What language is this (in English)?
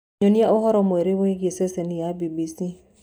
Kikuyu